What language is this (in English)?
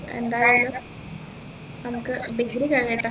Malayalam